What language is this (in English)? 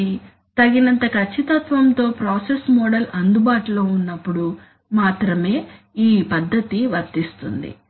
Telugu